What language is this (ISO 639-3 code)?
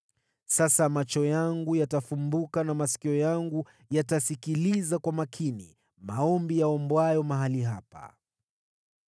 swa